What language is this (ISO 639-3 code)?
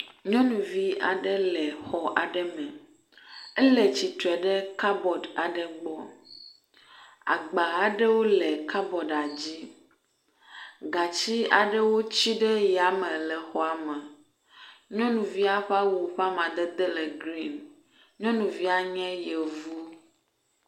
ewe